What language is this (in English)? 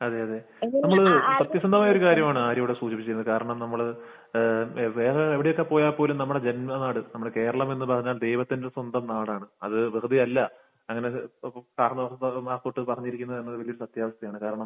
Malayalam